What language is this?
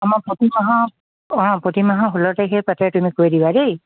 Assamese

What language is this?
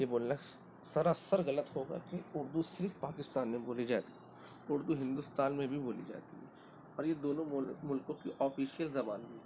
Urdu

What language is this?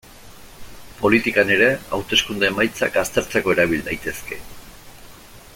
Basque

